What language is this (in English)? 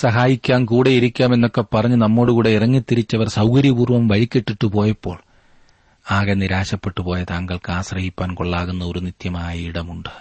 Malayalam